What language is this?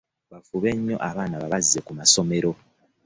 Ganda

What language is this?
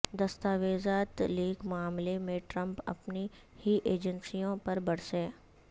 Urdu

